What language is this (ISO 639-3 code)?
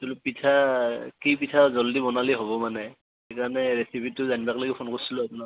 asm